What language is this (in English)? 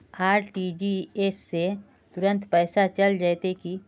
Magahi